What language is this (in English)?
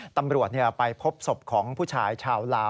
Thai